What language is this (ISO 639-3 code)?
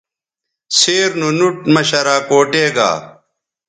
btv